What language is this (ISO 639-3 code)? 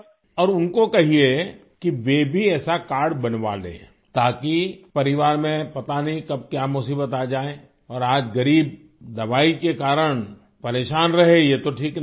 urd